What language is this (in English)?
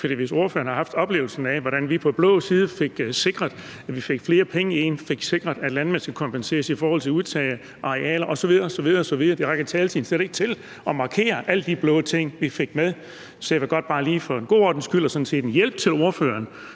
Danish